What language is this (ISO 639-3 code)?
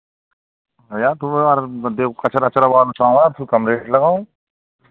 hin